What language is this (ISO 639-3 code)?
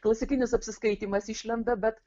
lit